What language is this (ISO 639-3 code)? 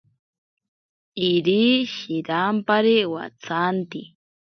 prq